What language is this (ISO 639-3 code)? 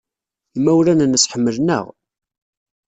kab